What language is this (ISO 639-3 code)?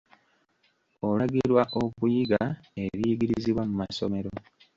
lug